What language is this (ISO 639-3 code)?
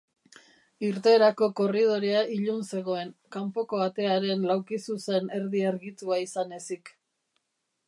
eus